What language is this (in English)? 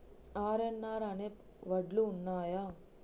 Telugu